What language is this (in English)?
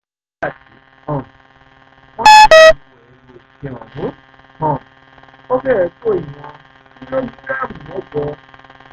Yoruba